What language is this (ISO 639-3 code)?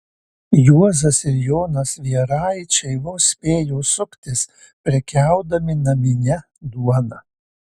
lit